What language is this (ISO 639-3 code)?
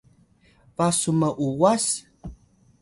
tay